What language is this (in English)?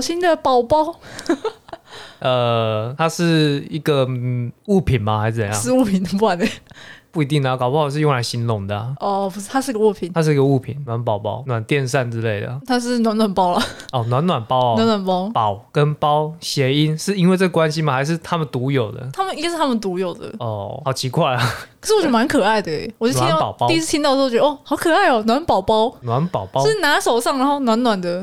Chinese